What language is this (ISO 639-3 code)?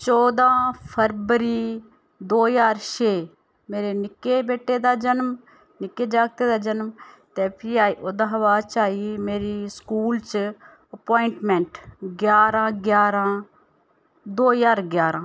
doi